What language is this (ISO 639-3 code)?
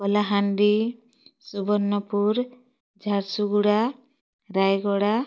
ori